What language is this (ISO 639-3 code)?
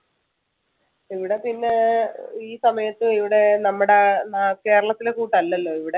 mal